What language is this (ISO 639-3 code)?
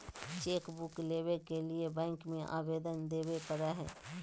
mag